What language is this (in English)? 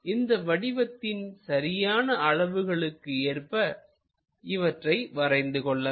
Tamil